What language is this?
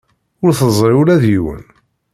Kabyle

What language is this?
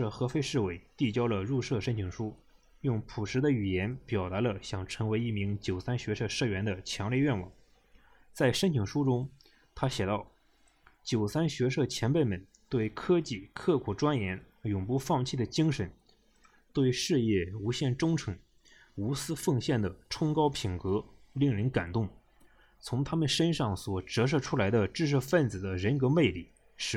Chinese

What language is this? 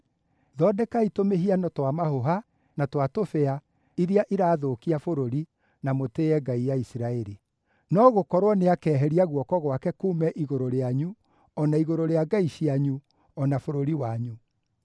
Kikuyu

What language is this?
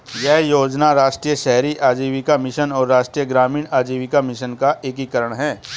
Hindi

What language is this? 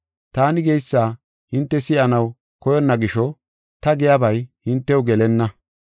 Gofa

